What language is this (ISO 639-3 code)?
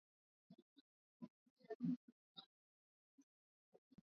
swa